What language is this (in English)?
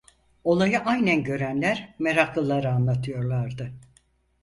Turkish